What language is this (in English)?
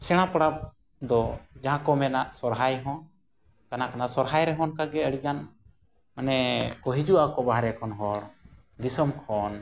Santali